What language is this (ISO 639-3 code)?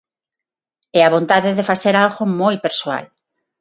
glg